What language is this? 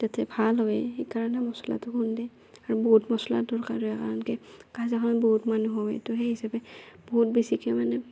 Assamese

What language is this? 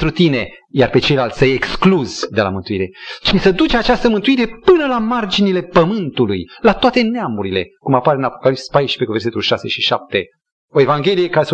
Romanian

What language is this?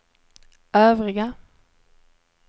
Swedish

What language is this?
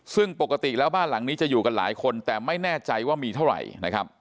Thai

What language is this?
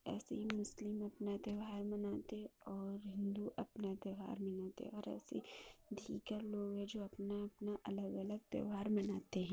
Urdu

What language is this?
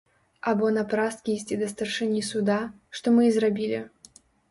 Belarusian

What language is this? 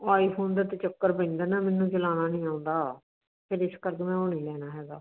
Punjabi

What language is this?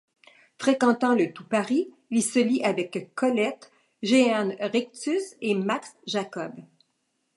French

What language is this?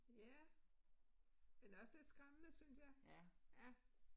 Danish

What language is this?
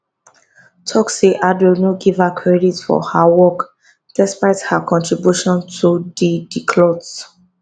Nigerian Pidgin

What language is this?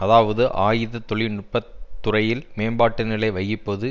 Tamil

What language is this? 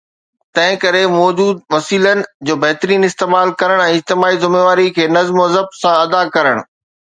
Sindhi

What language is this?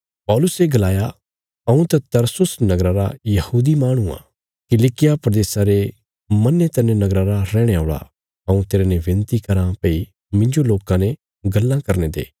Bilaspuri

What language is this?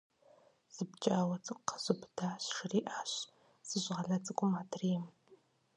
Kabardian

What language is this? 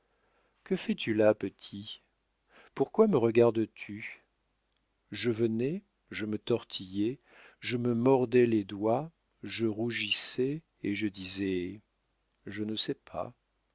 French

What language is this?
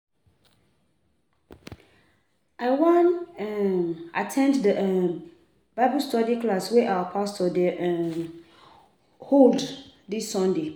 Nigerian Pidgin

